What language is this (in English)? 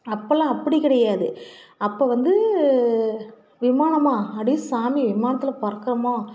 Tamil